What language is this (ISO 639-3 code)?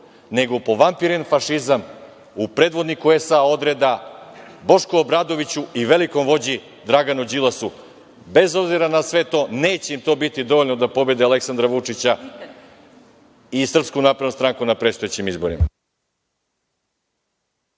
srp